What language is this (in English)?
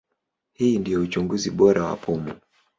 Swahili